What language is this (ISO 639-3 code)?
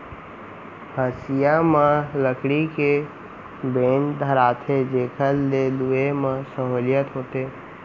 hne